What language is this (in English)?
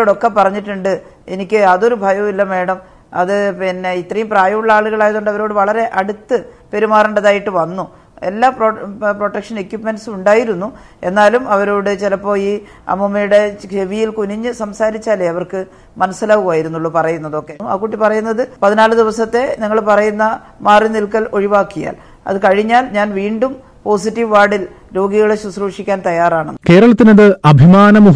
Malayalam